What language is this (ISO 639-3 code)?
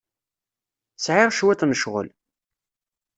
kab